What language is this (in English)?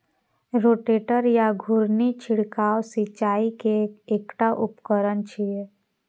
Maithili